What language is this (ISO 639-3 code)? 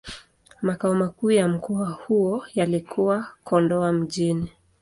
swa